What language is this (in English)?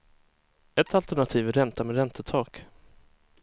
Swedish